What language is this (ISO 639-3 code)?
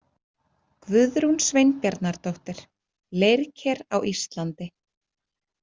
isl